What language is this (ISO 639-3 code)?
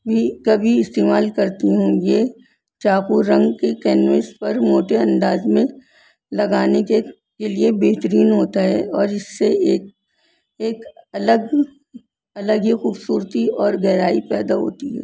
urd